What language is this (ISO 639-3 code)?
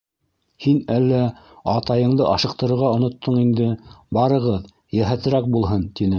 bak